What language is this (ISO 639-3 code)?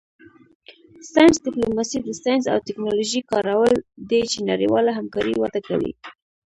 pus